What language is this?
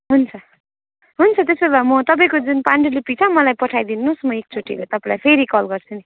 Nepali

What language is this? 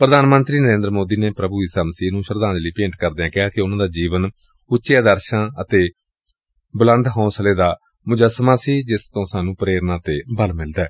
Punjabi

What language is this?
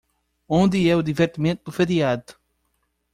Portuguese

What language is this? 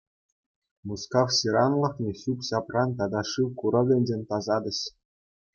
Chuvash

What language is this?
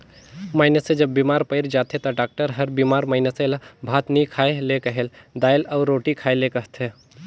Chhattisgarhi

